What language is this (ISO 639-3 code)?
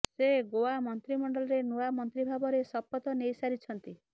ori